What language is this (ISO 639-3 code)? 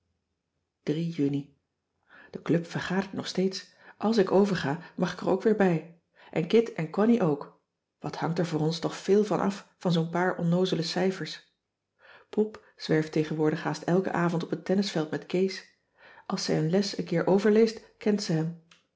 nld